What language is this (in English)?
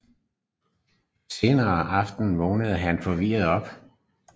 Danish